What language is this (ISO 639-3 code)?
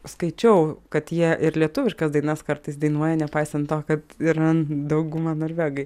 lit